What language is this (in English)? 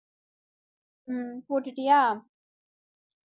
Tamil